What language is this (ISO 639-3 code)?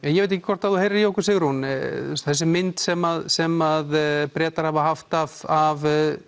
isl